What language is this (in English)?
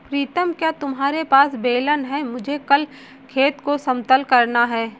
Hindi